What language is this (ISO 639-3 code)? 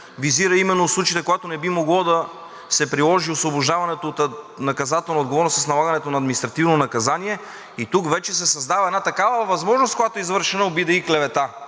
bul